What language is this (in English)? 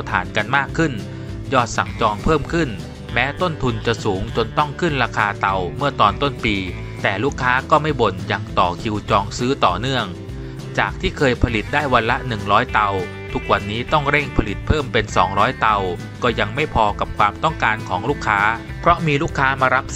Thai